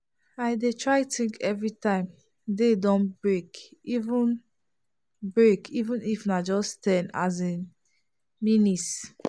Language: Nigerian Pidgin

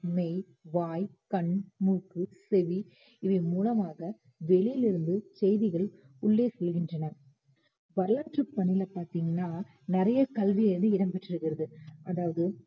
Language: Tamil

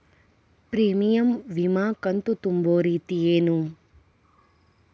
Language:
Kannada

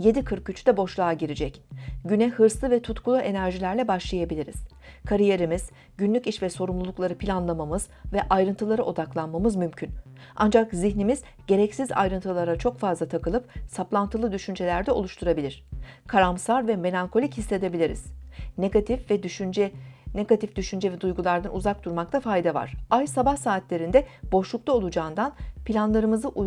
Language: Turkish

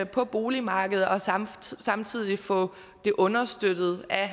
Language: Danish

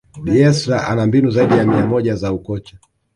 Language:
Swahili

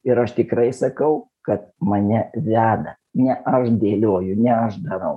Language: Lithuanian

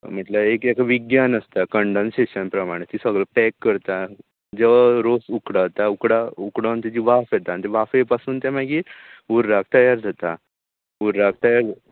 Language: Konkani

